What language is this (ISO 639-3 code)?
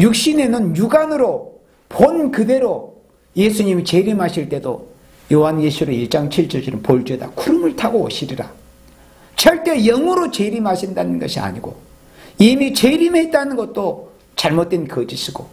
kor